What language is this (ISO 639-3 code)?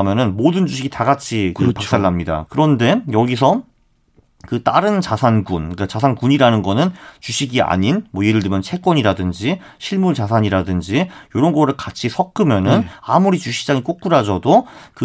kor